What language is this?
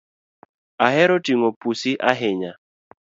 Luo (Kenya and Tanzania)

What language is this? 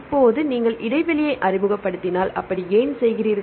Tamil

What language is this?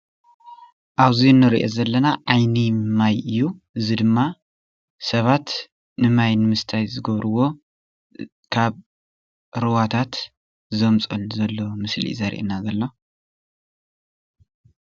Tigrinya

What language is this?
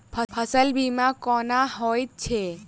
Maithili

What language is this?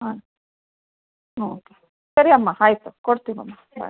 Kannada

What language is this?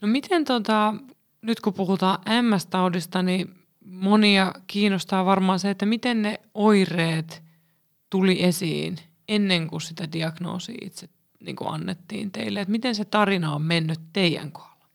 Finnish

